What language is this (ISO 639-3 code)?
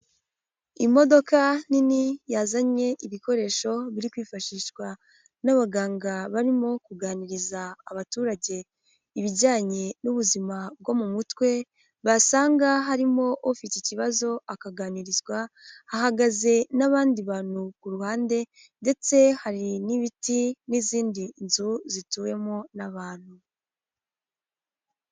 kin